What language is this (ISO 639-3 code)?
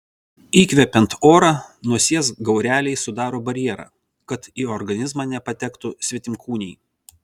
lit